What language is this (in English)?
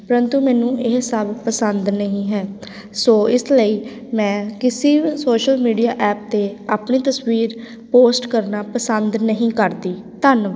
Punjabi